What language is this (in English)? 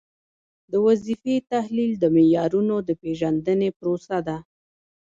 Pashto